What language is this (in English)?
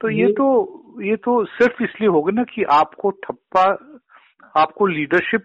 Hindi